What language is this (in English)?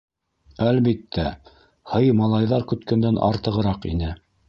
Bashkir